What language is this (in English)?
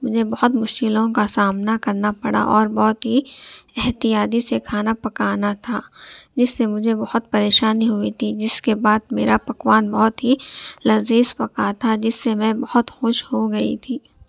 Urdu